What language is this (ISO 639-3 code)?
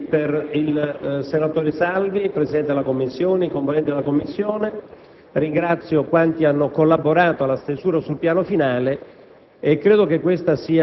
ita